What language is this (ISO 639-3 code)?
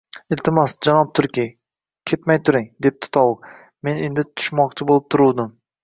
uzb